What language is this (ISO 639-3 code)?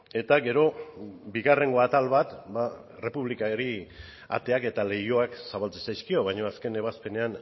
eus